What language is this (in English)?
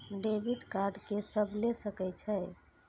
Maithili